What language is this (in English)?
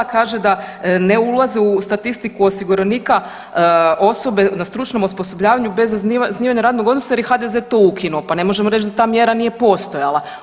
Croatian